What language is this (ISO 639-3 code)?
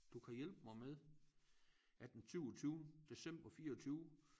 dan